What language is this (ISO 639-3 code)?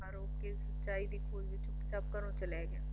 pan